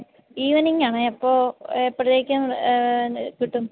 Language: Malayalam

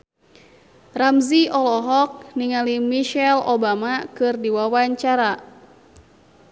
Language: Sundanese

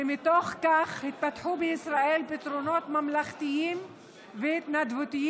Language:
Hebrew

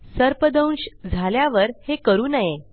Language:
Marathi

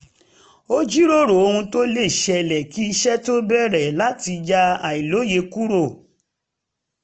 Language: Yoruba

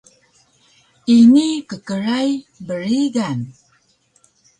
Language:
Taroko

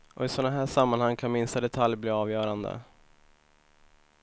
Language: Swedish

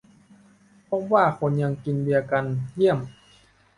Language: Thai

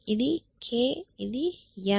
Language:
Telugu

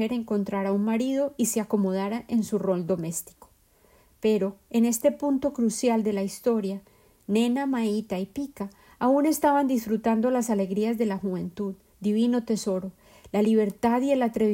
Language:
Spanish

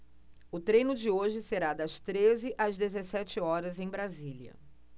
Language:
Portuguese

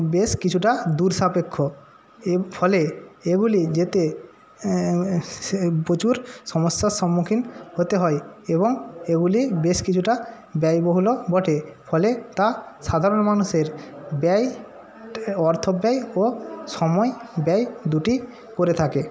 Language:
Bangla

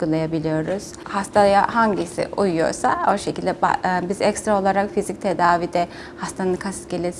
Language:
Turkish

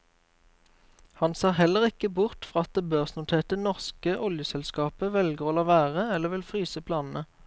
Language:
Norwegian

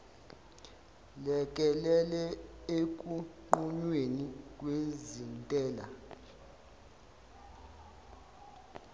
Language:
Zulu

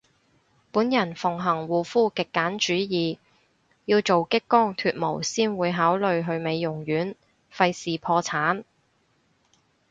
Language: Cantonese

